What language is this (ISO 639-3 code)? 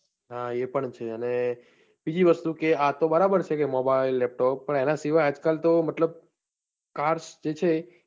guj